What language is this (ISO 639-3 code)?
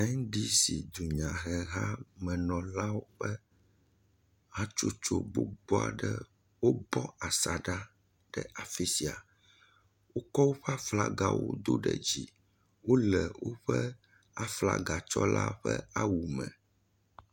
ewe